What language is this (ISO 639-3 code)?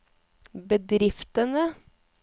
nor